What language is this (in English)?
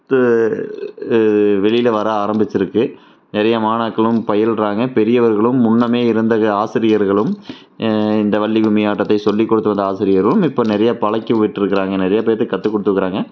Tamil